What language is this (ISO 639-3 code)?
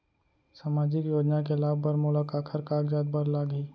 hne